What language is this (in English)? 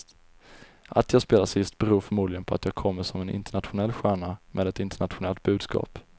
Swedish